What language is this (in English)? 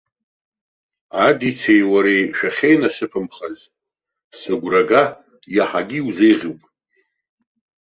Abkhazian